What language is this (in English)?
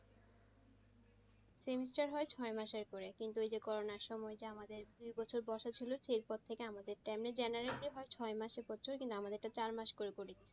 Bangla